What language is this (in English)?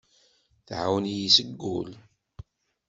Kabyle